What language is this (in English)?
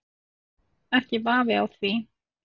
Icelandic